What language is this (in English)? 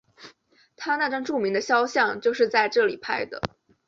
Chinese